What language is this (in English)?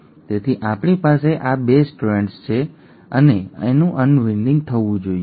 Gujarati